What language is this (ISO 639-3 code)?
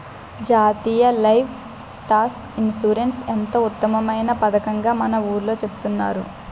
tel